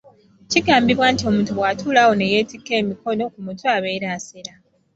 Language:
Ganda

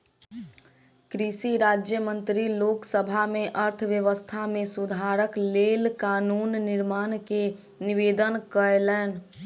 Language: Maithili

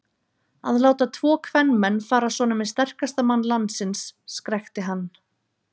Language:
Icelandic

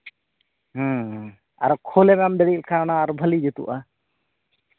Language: Santali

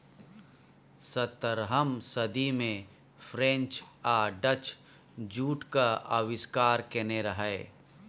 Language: Maithili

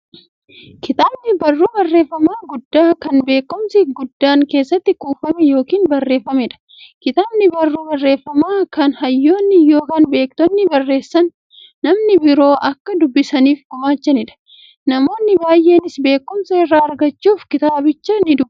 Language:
Oromo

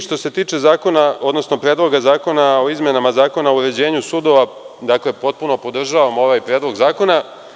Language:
Serbian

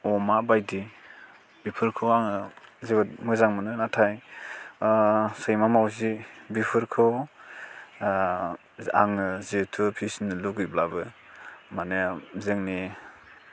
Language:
Bodo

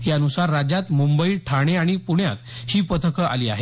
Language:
Marathi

